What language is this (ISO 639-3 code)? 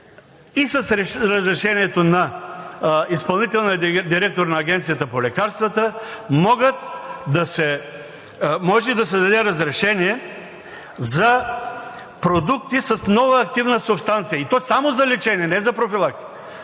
bul